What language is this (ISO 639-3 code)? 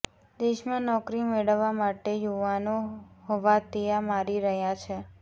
guj